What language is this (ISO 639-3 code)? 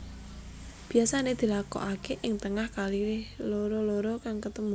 jav